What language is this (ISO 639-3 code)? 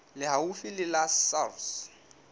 sot